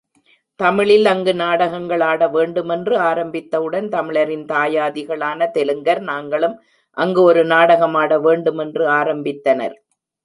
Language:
Tamil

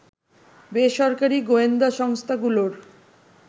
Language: Bangla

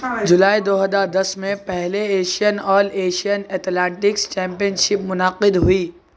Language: Urdu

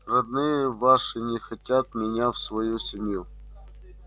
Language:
Russian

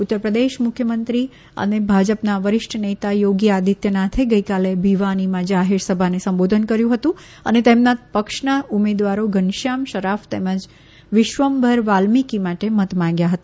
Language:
Gujarati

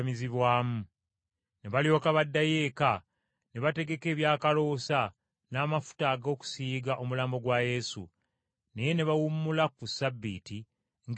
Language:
Ganda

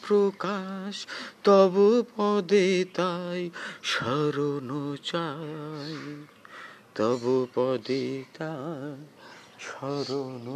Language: Bangla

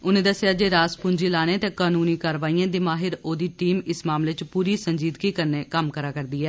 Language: Dogri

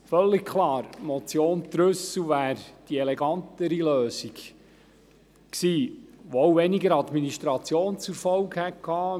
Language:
Swiss German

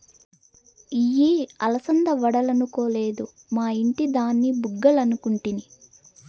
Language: Telugu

